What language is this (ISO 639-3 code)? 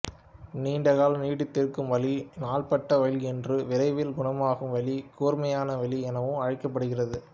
tam